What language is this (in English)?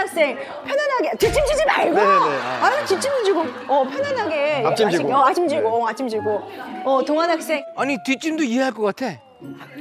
Korean